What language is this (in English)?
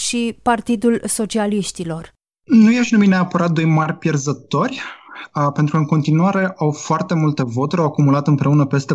Romanian